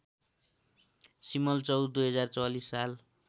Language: Nepali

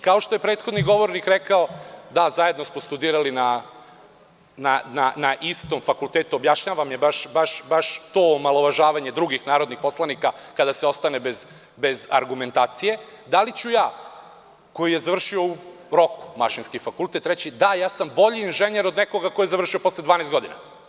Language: Serbian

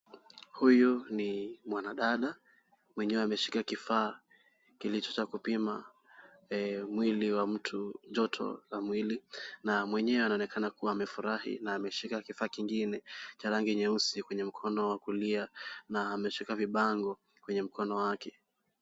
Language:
Swahili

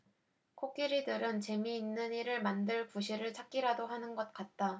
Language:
Korean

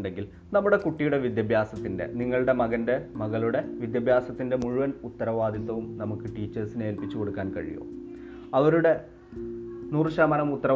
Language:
Malayalam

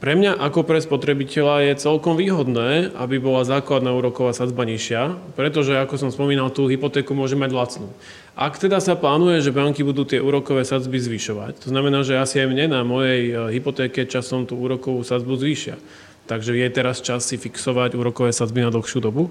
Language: Slovak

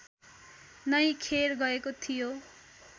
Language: Nepali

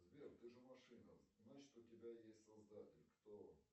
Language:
Russian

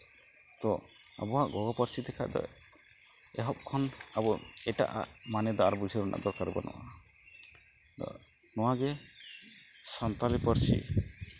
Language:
Santali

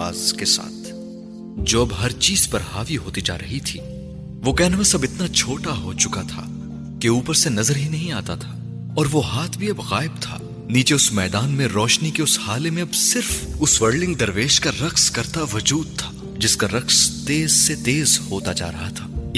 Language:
Urdu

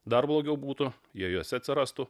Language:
Lithuanian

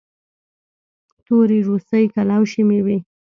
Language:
Pashto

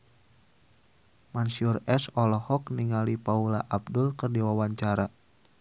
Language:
Sundanese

